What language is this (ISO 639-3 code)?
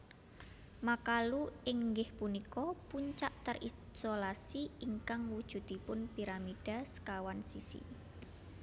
jav